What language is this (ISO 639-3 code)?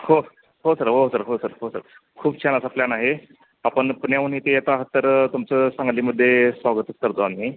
mar